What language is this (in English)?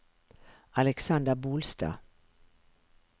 Norwegian